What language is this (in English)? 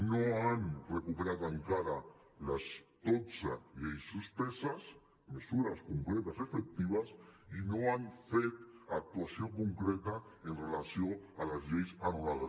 Catalan